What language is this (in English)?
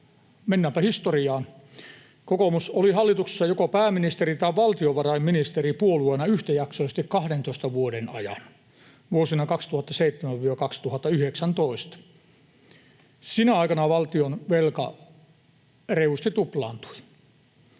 Finnish